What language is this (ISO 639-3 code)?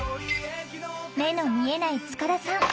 jpn